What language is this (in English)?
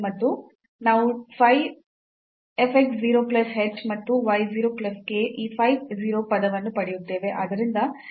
Kannada